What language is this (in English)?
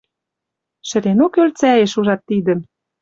Western Mari